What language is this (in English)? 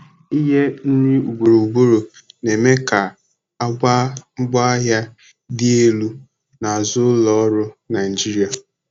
Igbo